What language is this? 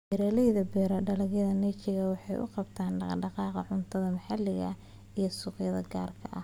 Somali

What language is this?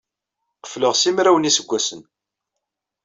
Kabyle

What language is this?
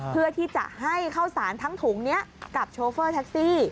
Thai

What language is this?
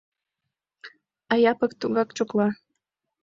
Mari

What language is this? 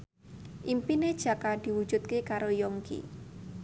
Javanese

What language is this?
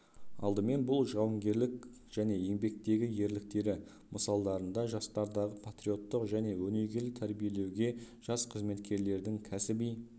Kazakh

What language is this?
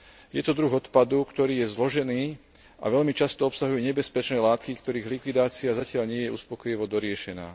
Slovak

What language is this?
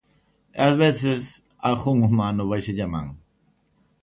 Galician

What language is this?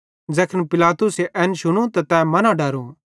Bhadrawahi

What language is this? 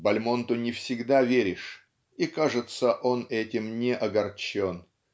Russian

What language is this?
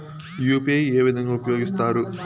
Telugu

